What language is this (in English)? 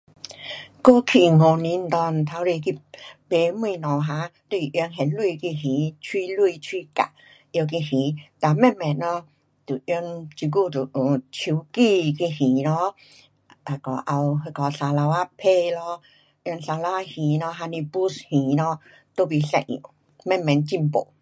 Pu-Xian Chinese